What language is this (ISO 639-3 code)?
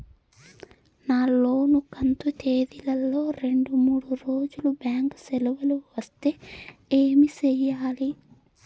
tel